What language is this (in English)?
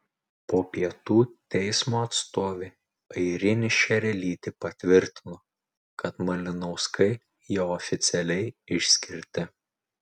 Lithuanian